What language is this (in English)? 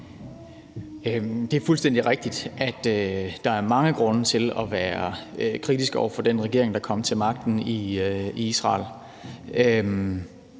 Danish